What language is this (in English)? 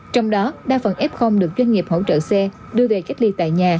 Vietnamese